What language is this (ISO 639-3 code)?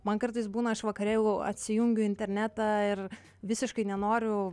lit